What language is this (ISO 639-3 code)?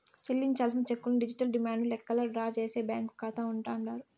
tel